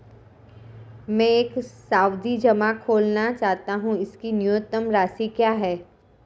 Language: Hindi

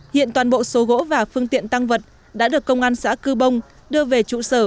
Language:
Vietnamese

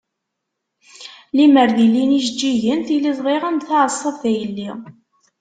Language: Kabyle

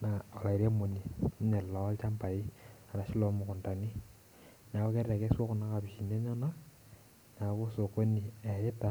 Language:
Masai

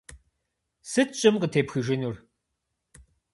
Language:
Kabardian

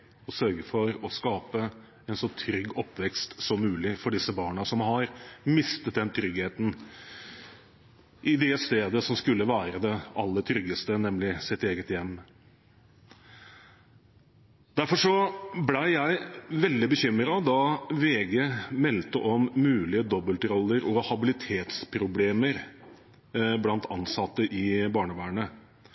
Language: Norwegian Bokmål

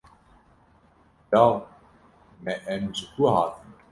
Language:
Kurdish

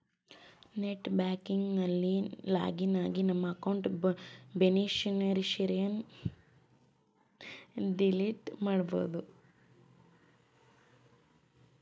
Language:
Kannada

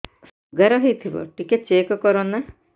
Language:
Odia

